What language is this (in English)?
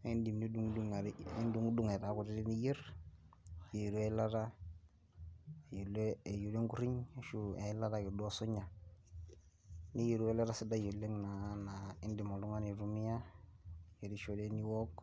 Masai